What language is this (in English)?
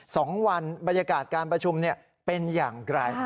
Thai